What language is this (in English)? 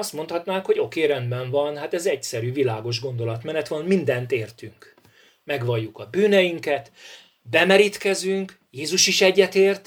Hungarian